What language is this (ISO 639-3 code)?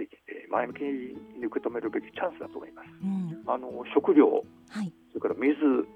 jpn